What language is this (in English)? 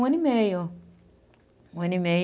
Portuguese